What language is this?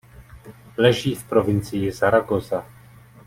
Czech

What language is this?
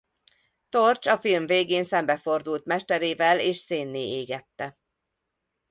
Hungarian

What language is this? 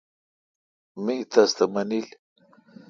Kalkoti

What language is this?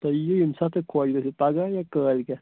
Kashmiri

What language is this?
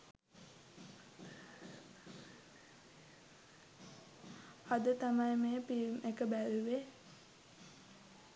Sinhala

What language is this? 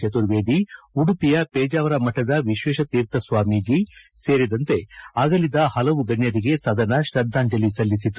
Kannada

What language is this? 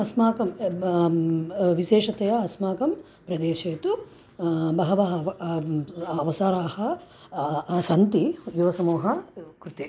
Sanskrit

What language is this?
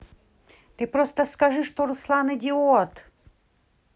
Russian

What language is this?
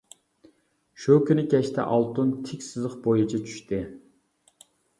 Uyghur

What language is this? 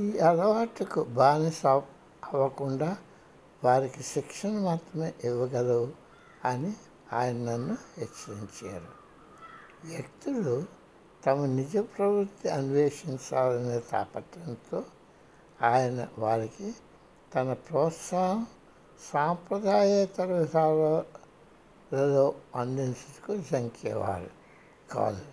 Telugu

